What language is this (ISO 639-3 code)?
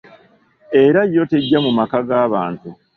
lug